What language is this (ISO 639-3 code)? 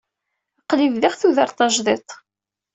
kab